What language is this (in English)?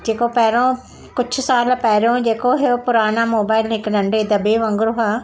Sindhi